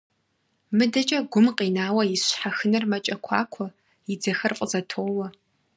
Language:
Kabardian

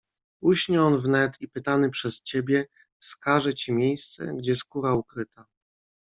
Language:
Polish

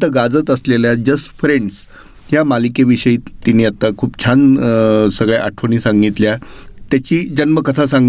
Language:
Marathi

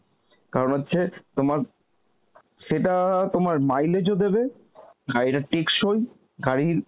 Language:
Bangla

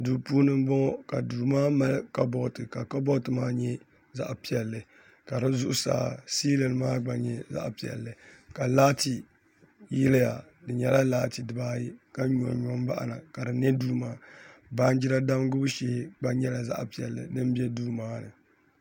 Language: Dagbani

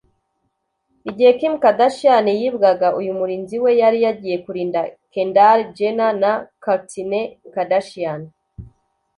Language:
Kinyarwanda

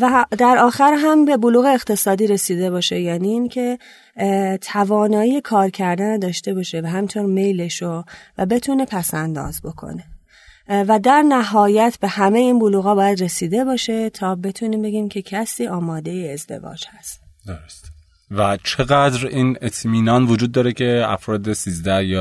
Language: Persian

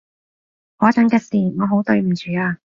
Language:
Cantonese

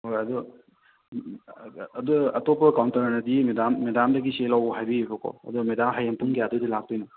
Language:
Manipuri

